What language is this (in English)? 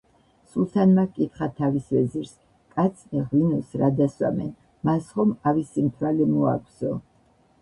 Georgian